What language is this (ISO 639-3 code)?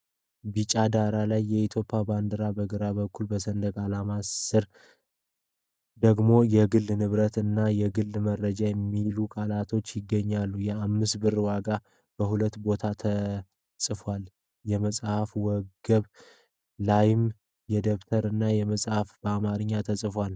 amh